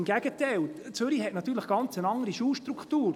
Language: Swiss German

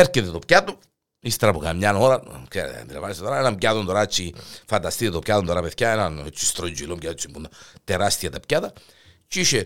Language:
Greek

